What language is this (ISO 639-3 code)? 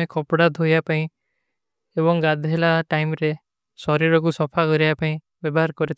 uki